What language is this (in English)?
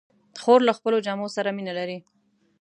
Pashto